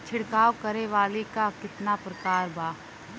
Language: Bhojpuri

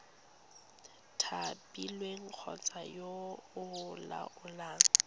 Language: Tswana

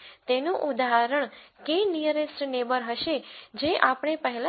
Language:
Gujarati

